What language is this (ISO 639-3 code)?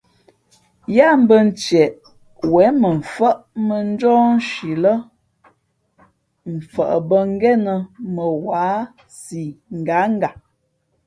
fmp